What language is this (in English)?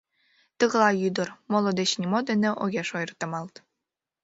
Mari